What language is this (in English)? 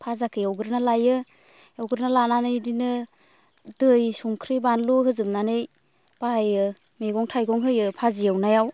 Bodo